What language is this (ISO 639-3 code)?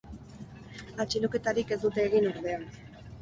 eus